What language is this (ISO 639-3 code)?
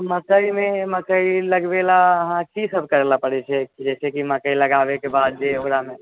mai